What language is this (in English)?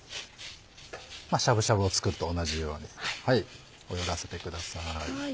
Japanese